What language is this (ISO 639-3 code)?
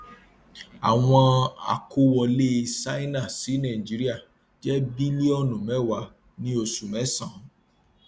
yor